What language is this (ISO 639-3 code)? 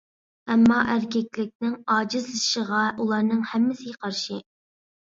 uig